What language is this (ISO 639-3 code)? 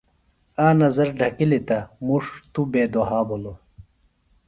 phl